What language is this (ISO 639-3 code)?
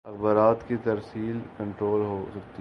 urd